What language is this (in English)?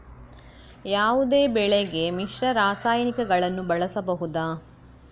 Kannada